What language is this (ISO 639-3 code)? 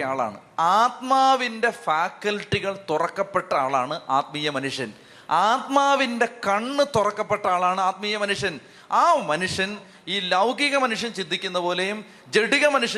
mal